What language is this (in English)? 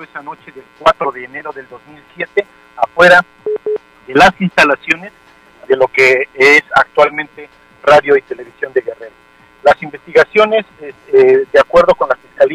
Spanish